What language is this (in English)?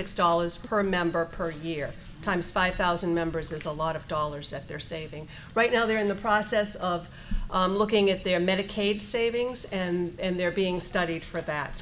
English